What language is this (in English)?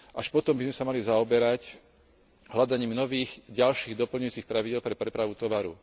Slovak